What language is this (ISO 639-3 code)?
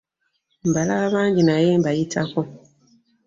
lug